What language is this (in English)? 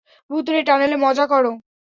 Bangla